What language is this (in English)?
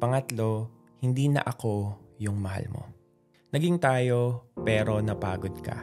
Filipino